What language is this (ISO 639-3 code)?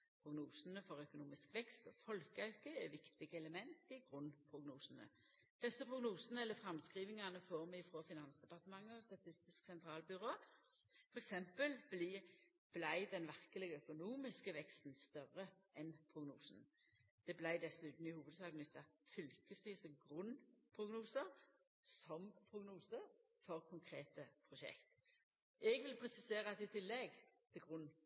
nno